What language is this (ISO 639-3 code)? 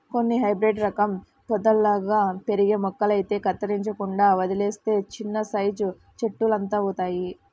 tel